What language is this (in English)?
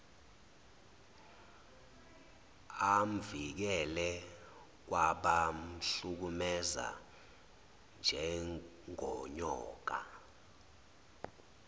Zulu